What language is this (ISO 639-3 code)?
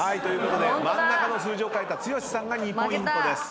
jpn